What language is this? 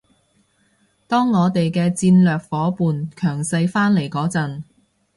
Cantonese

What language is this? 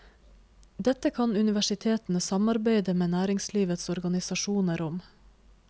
Norwegian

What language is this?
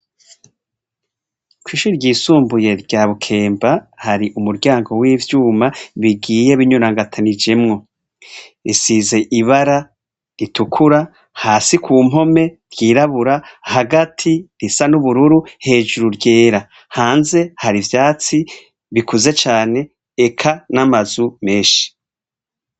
Rundi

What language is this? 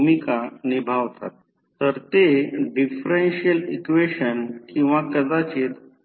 Marathi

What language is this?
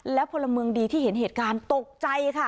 Thai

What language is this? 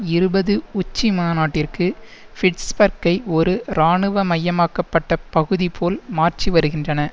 Tamil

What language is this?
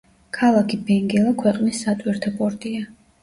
Georgian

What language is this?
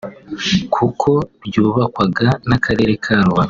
Kinyarwanda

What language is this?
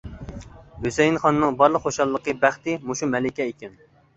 Uyghur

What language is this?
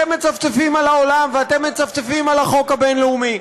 Hebrew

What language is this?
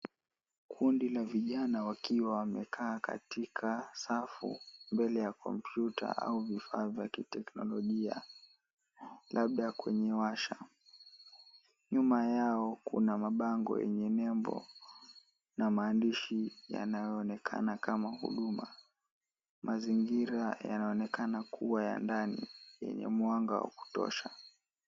Swahili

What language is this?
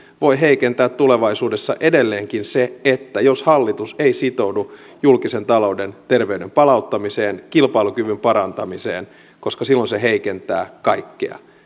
Finnish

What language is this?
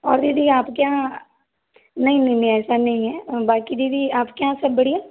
Hindi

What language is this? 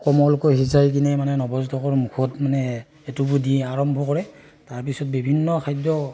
Assamese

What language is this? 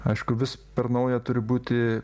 Lithuanian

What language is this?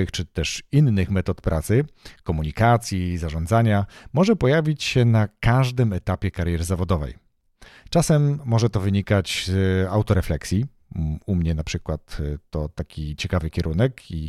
Polish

